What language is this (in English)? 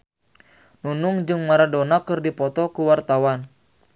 Sundanese